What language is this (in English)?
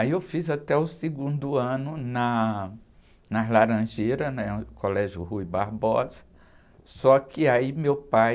Portuguese